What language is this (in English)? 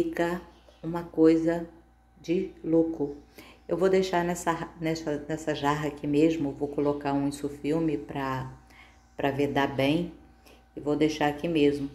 Portuguese